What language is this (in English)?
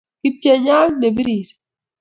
Kalenjin